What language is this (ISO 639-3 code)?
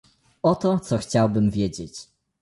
pol